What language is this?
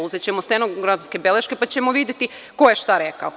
Serbian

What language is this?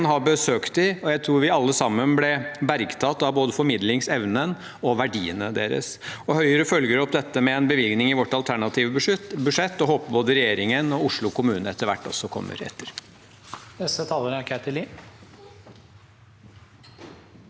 Norwegian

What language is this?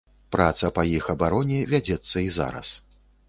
Belarusian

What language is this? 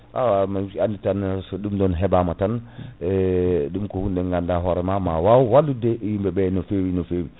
Fula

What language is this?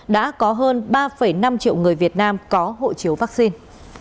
Vietnamese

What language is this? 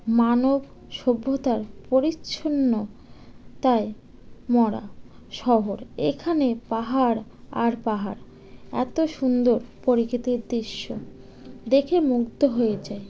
Bangla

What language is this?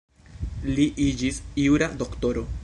Esperanto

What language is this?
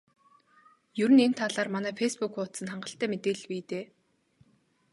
Mongolian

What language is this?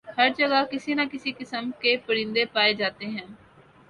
Urdu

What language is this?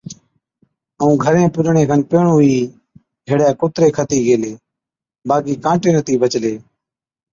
Od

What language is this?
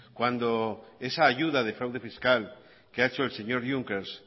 Spanish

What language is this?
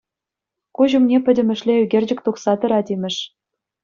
Chuvash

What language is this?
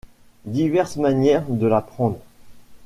French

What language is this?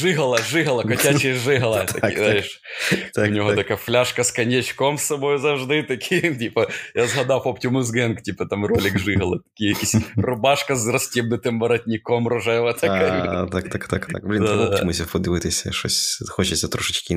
Ukrainian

